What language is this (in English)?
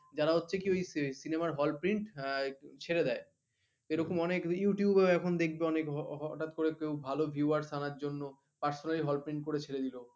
Bangla